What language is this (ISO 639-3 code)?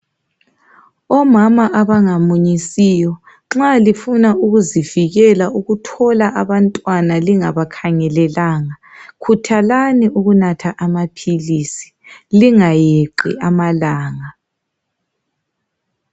nde